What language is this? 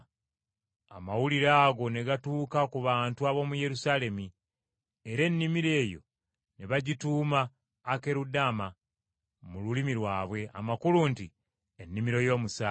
Ganda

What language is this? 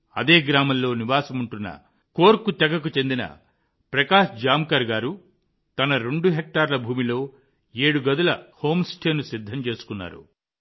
Telugu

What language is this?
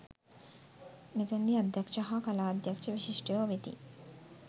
Sinhala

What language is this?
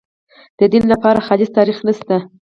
Pashto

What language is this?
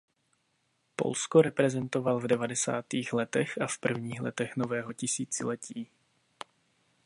Czech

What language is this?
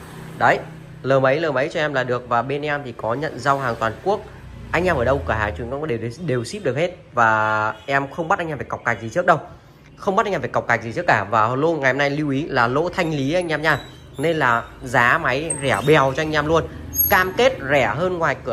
Vietnamese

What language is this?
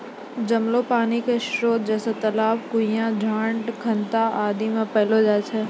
Maithili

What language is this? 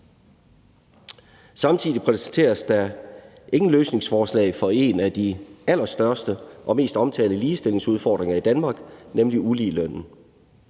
Danish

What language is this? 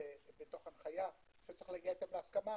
Hebrew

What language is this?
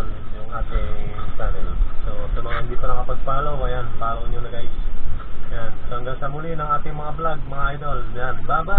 Filipino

